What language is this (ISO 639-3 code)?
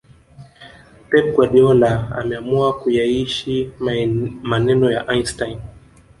swa